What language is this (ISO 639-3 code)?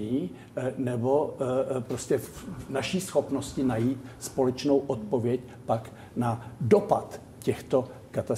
ces